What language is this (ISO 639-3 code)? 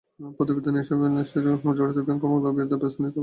ben